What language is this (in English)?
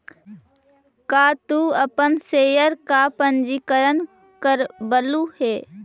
Magahi